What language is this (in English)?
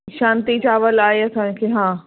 Sindhi